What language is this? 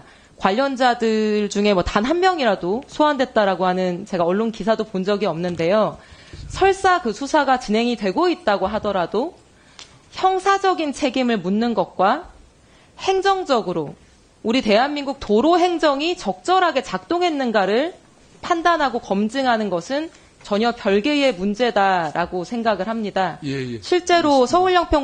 Korean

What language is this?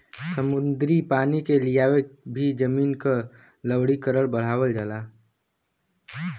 Bhojpuri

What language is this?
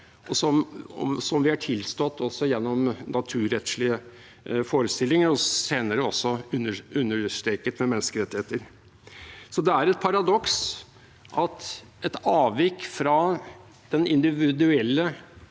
Norwegian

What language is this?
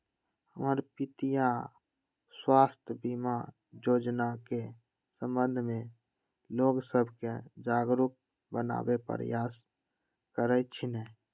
Magahi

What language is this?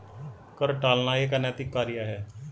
Hindi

